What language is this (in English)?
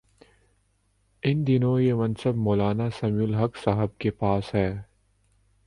Urdu